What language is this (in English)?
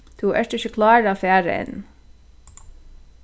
Faroese